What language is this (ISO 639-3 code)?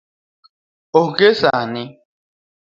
luo